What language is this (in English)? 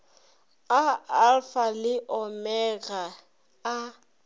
Northern Sotho